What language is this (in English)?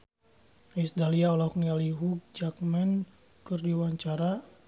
Sundanese